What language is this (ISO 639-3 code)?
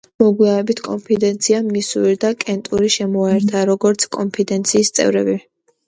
kat